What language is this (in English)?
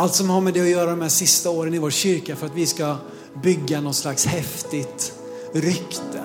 Swedish